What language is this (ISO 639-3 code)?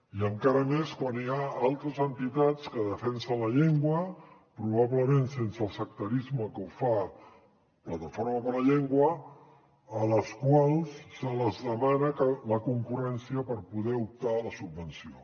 cat